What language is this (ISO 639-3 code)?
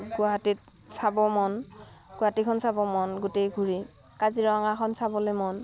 asm